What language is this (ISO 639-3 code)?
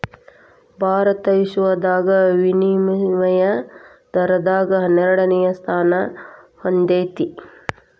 kan